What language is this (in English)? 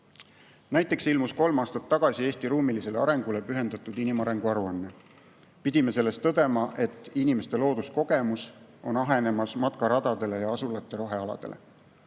Estonian